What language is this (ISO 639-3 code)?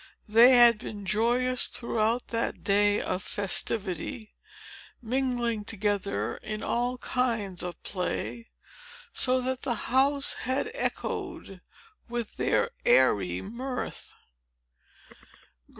eng